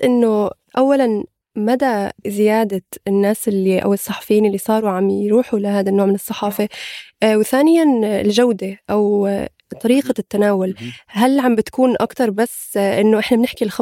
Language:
Arabic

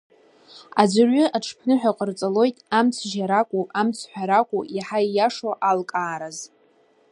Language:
Abkhazian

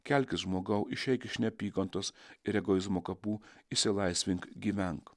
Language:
Lithuanian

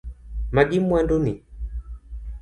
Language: Luo (Kenya and Tanzania)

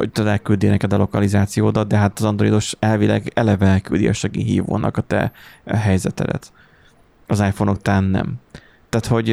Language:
Hungarian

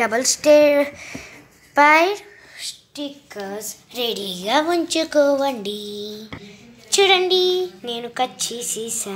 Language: Romanian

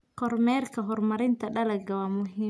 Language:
Somali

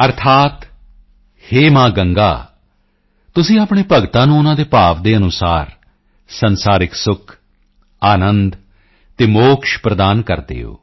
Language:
Punjabi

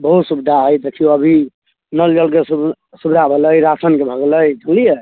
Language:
Maithili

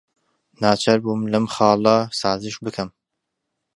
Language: Central Kurdish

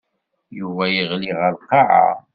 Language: Kabyle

